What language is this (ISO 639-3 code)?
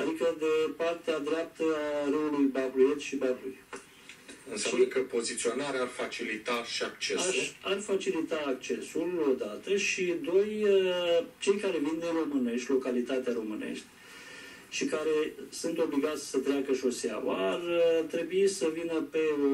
ron